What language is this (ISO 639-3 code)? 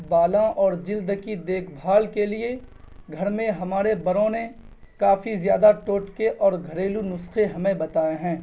urd